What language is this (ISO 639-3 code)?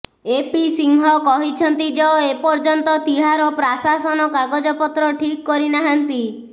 ori